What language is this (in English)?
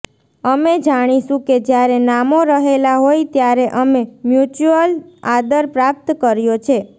Gujarati